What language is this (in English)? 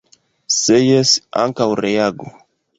Esperanto